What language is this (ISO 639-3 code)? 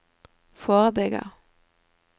nor